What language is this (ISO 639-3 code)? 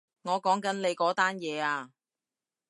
yue